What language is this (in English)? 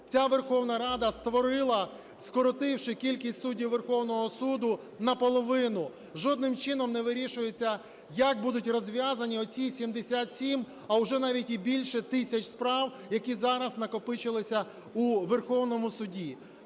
Ukrainian